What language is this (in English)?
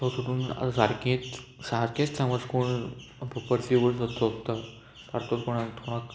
Konkani